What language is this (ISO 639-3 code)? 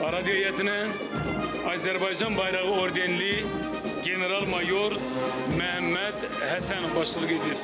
tur